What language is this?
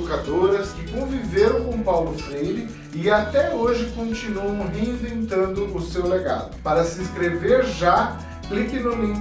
Portuguese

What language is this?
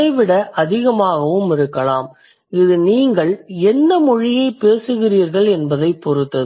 Tamil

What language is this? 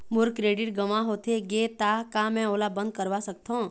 Chhattisgarhi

